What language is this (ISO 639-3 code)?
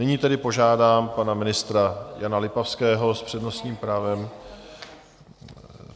ces